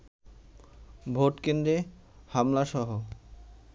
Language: Bangla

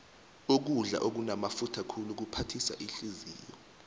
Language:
South Ndebele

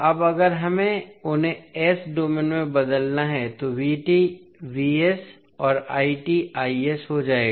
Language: Hindi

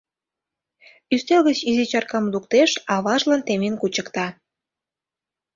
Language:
Mari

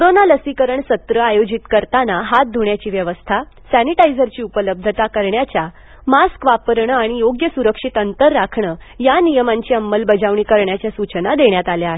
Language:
Marathi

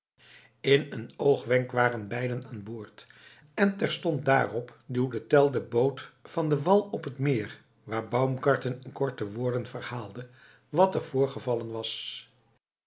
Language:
Dutch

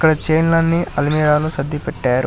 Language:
Telugu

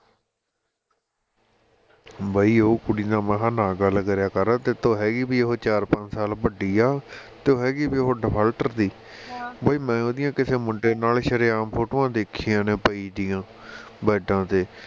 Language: Punjabi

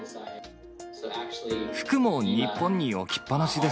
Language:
Japanese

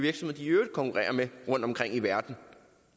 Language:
Danish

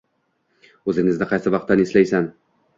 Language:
Uzbek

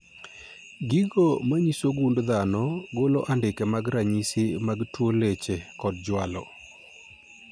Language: Luo (Kenya and Tanzania)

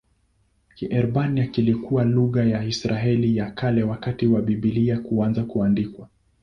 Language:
Swahili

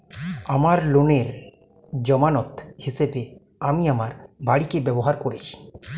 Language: Bangla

